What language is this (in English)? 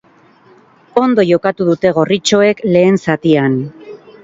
Basque